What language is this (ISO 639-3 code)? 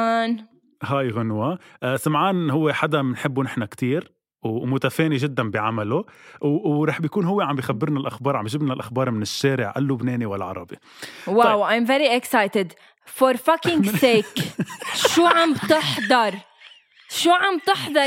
ara